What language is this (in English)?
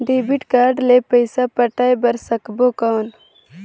Chhattisgarhi